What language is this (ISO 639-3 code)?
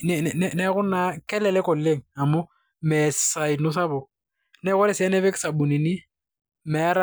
mas